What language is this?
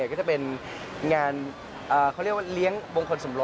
Thai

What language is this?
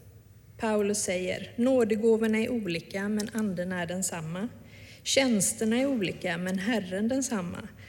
Swedish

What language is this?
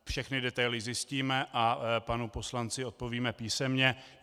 Czech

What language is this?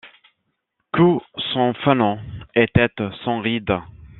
French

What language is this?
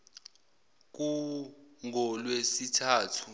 Zulu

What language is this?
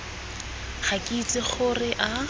Tswana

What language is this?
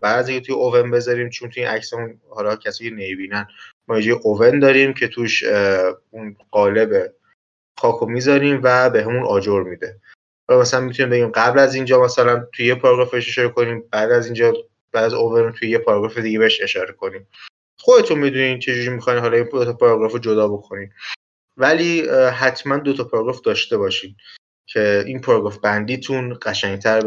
Persian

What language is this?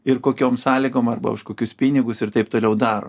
Lithuanian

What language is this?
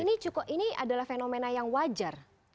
Indonesian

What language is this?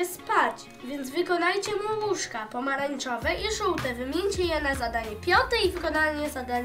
Polish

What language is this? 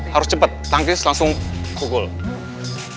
Indonesian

